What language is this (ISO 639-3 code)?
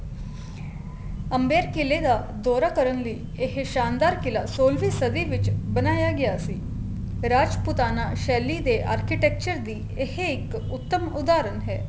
pan